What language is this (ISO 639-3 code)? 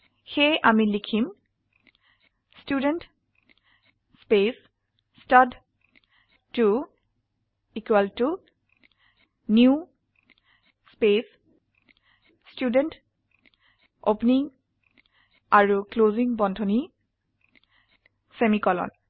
asm